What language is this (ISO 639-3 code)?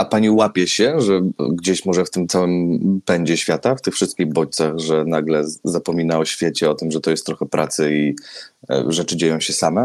pol